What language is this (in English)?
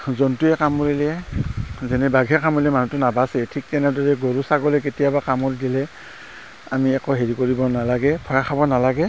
Assamese